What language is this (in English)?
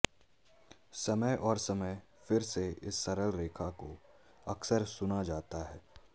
Hindi